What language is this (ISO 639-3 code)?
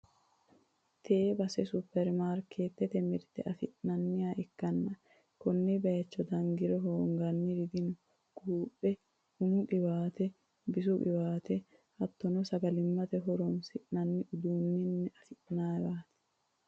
sid